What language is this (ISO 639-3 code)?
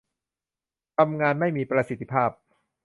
tha